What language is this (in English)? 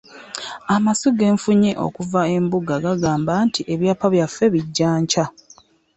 Ganda